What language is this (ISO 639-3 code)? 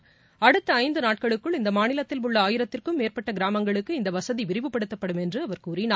tam